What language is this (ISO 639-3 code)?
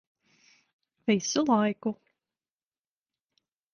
lav